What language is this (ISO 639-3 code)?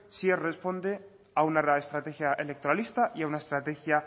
spa